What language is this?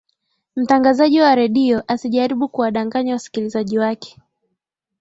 Swahili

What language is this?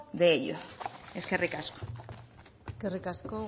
Basque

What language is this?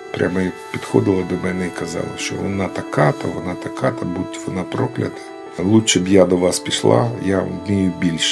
Ukrainian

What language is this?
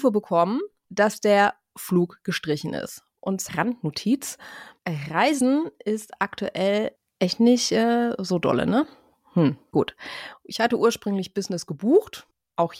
German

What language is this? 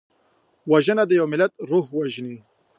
Pashto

